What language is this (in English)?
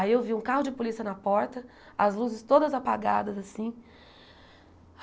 Portuguese